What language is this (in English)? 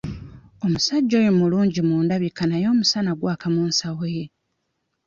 Ganda